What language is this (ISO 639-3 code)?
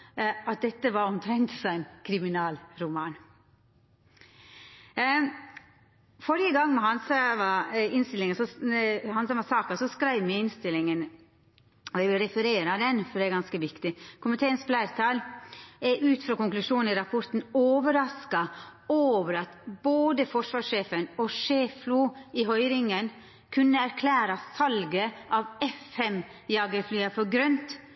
nno